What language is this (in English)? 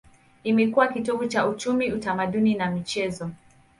Swahili